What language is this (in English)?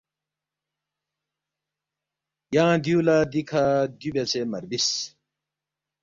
Balti